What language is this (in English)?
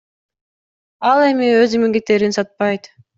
Kyrgyz